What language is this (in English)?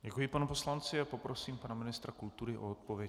Czech